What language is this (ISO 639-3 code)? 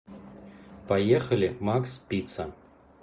rus